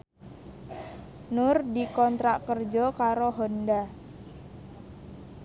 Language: Javanese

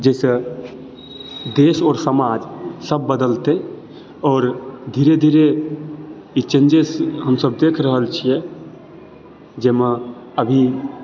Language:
Maithili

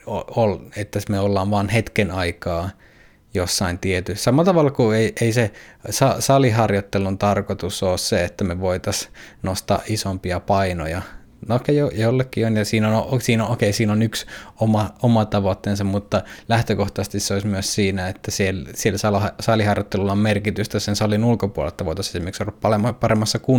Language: Finnish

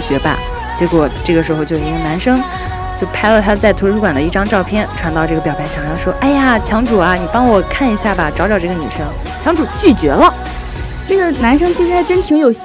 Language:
Chinese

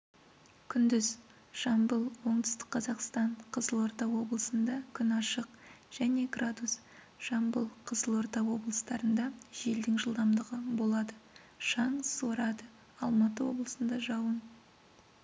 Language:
Kazakh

